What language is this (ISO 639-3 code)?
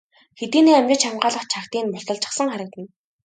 mon